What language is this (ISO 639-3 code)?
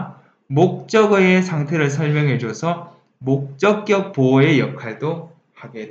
kor